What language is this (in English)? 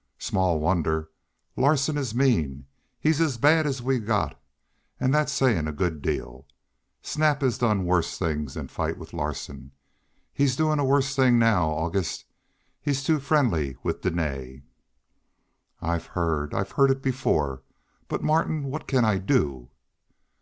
English